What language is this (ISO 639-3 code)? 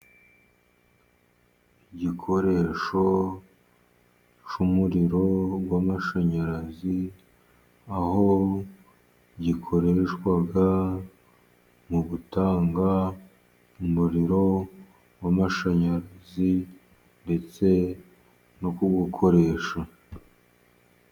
kin